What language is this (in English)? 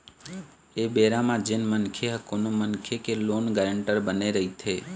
Chhattisgarhi